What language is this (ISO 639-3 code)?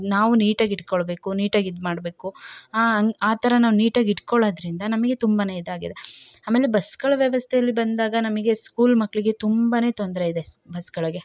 kan